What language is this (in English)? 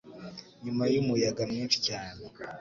Kinyarwanda